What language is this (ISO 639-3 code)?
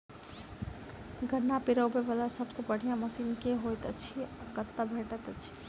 mai